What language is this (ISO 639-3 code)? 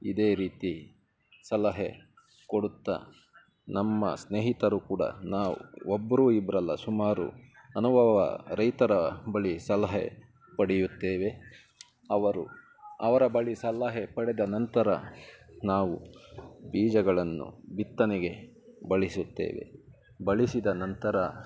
kan